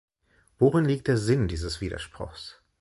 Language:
German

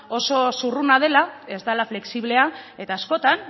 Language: Basque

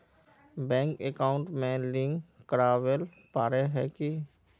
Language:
Magahi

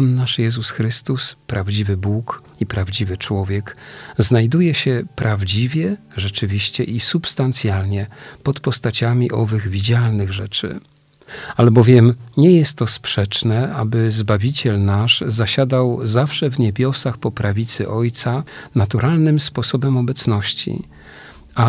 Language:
Polish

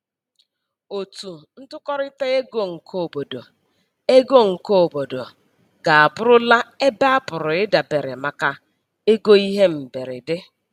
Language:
Igbo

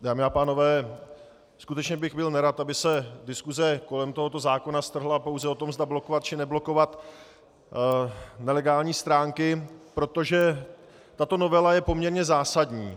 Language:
Czech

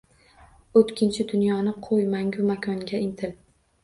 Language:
Uzbek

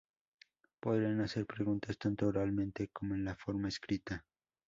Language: Spanish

